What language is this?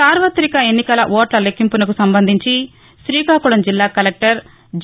Telugu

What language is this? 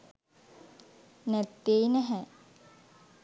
Sinhala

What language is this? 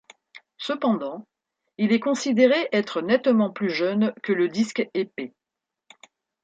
French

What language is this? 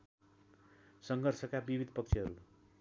Nepali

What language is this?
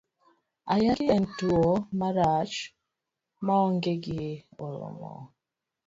Luo (Kenya and Tanzania)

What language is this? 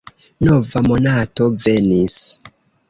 Esperanto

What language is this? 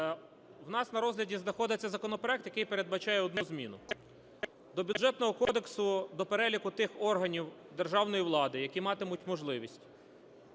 Ukrainian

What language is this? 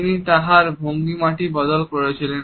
Bangla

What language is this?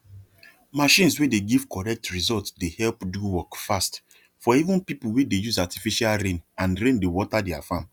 Nigerian Pidgin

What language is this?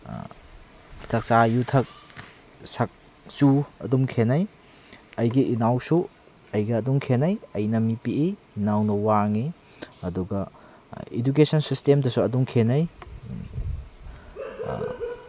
Manipuri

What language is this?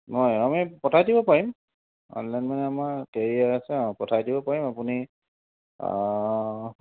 Assamese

